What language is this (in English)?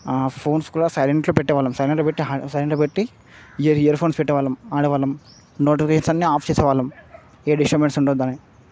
Telugu